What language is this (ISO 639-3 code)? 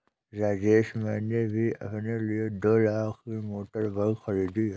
hin